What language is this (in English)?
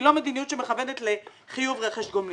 Hebrew